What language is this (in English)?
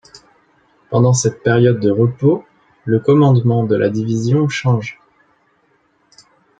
French